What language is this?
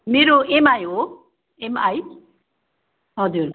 Nepali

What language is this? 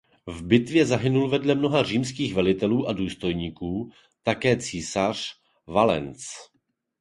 Czech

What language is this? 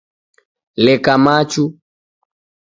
Taita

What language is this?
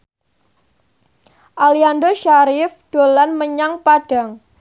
Javanese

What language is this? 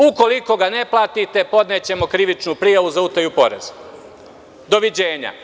Serbian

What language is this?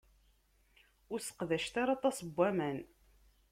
Kabyle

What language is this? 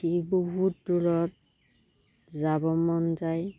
Assamese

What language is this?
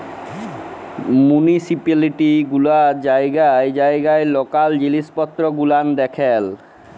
Bangla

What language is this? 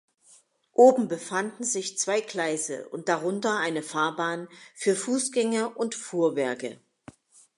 German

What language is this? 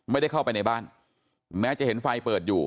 Thai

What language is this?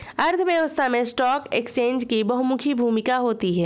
Hindi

